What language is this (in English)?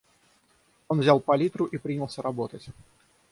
Russian